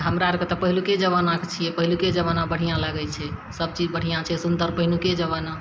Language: Maithili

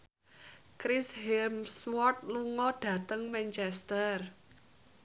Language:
Javanese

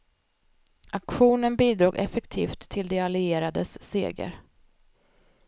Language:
Swedish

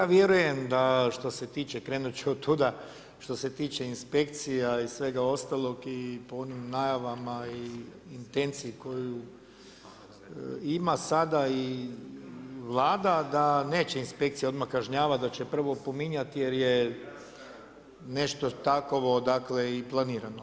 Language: Croatian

